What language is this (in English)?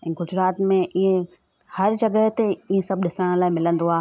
Sindhi